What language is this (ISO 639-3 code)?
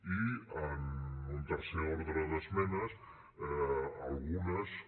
cat